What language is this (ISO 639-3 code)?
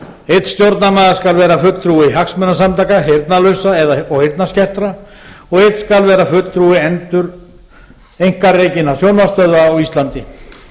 isl